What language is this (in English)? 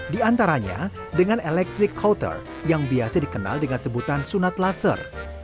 Indonesian